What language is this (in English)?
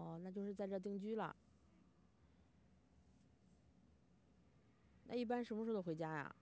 Chinese